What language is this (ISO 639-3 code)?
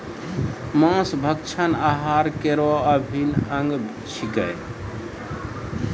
mai